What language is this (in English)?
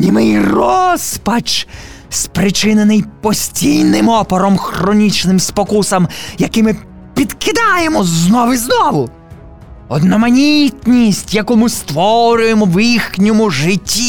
Ukrainian